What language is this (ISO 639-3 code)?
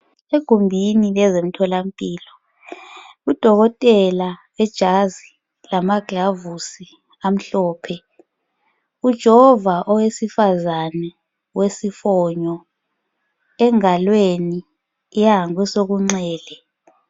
nde